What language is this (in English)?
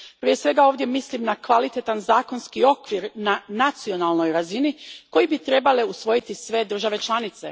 Croatian